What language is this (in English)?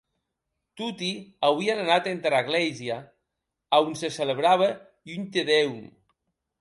Occitan